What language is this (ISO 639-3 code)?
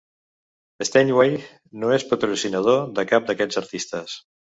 cat